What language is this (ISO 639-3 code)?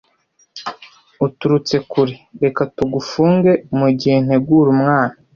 kin